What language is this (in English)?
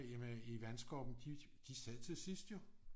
Danish